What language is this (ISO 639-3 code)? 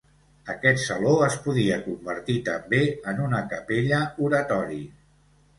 cat